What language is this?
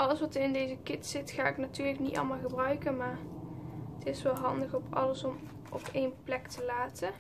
Dutch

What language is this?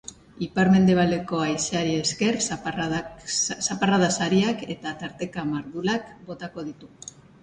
Basque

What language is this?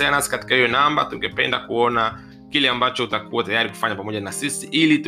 Swahili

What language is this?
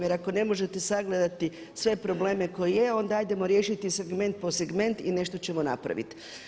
Croatian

